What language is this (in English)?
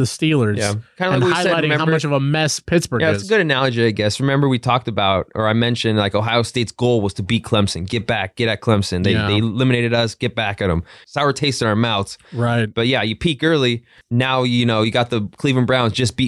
English